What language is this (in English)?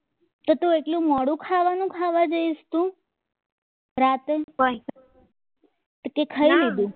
Gujarati